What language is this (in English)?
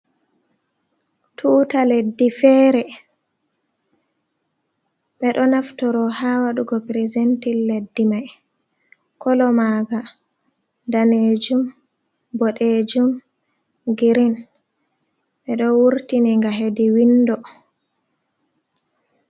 Fula